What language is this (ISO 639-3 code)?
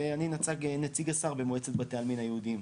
heb